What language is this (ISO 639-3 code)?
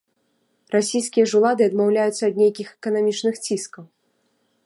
bel